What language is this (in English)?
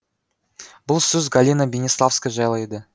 Kazakh